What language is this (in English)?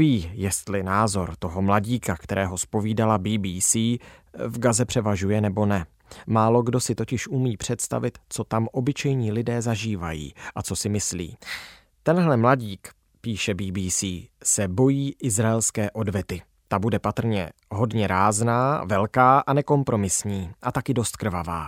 Czech